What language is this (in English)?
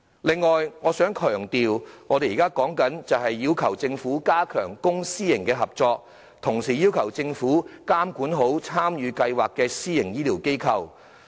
Cantonese